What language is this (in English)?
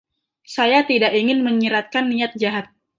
Indonesian